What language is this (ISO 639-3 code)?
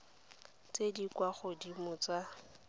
tsn